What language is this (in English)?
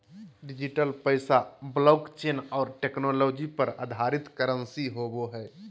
Magahi